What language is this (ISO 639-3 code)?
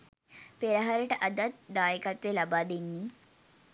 sin